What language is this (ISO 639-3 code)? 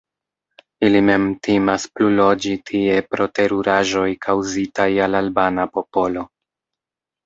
epo